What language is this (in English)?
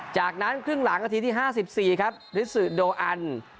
Thai